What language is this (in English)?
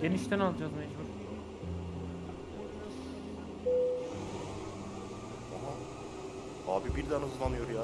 Turkish